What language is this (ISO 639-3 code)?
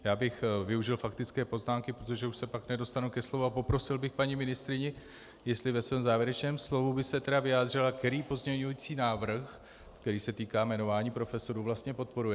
ces